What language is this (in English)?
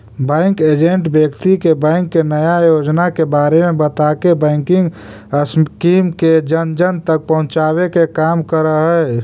Magahi